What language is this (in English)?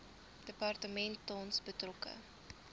Afrikaans